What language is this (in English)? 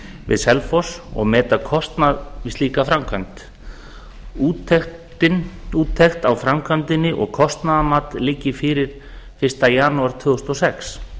Icelandic